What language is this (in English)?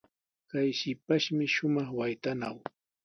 Sihuas Ancash Quechua